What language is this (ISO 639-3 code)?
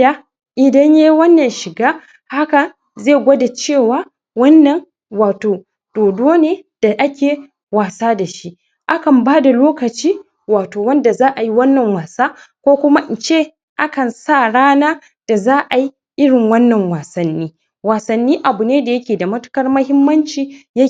hau